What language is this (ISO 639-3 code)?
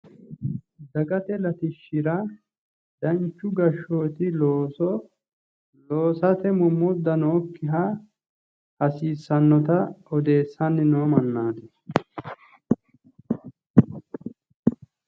sid